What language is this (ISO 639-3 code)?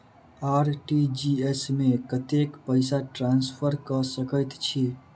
mai